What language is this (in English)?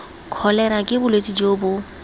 Tswana